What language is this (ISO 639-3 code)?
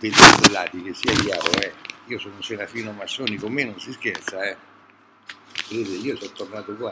ita